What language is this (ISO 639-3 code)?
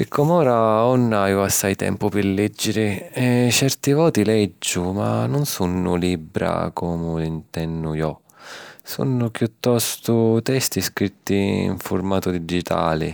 scn